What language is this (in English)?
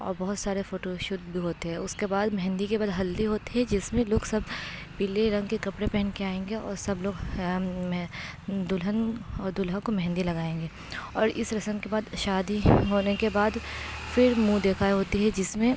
Urdu